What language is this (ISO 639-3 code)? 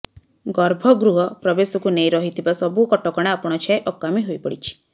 ori